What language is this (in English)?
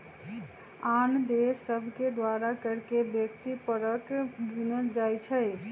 Magahi